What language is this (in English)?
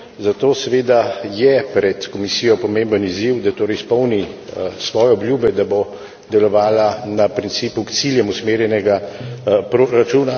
Slovenian